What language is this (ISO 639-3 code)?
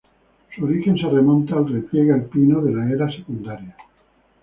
spa